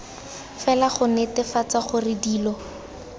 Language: Tswana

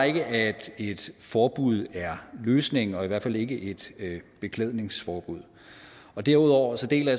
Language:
Danish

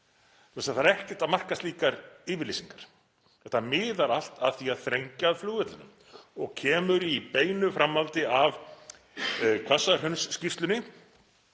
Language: Icelandic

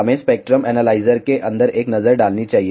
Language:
Hindi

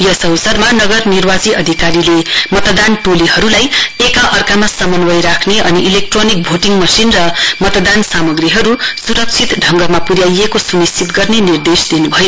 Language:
Nepali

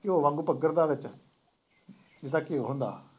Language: Punjabi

